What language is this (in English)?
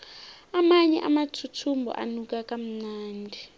South Ndebele